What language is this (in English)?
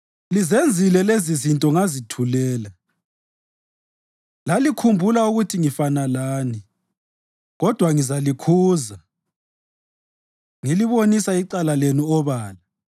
North Ndebele